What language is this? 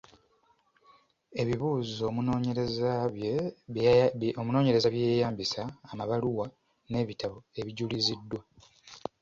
Ganda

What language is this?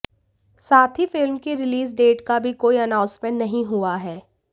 Hindi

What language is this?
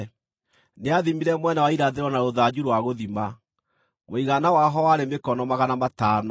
Kikuyu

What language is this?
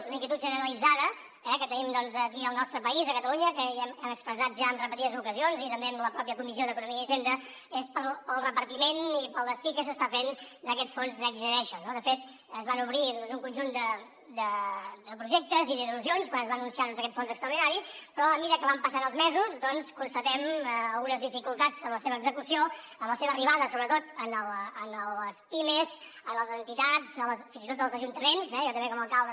Catalan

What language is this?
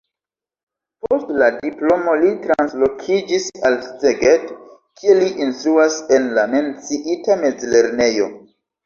Esperanto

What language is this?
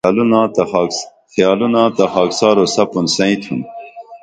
Dameli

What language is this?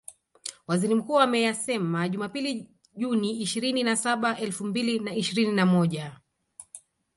Swahili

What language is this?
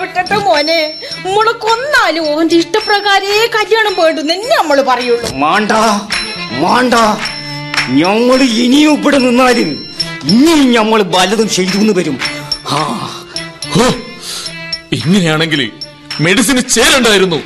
Malayalam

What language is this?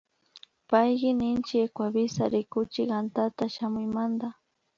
Imbabura Highland Quichua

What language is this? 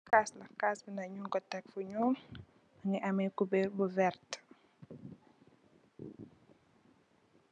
Wolof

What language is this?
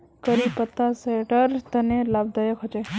Magahi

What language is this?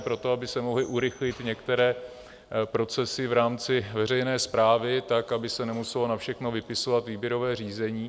Czech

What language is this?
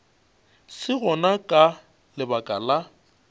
Northern Sotho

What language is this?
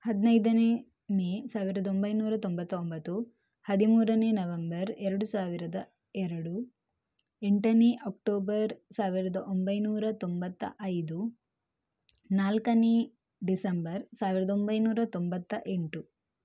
Kannada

